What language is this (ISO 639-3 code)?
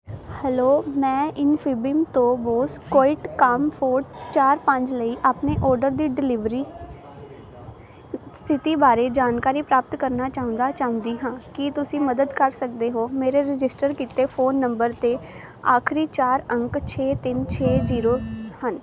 pan